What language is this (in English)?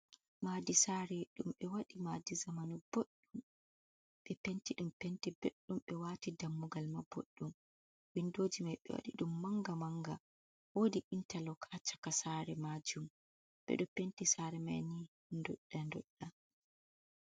Fula